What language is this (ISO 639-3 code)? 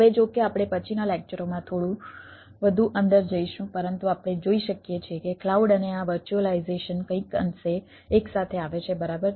guj